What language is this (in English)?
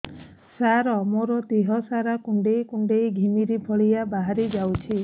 Odia